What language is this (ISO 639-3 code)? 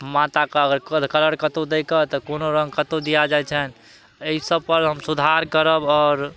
mai